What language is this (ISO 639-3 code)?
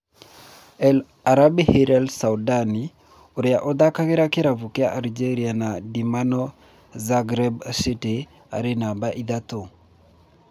kik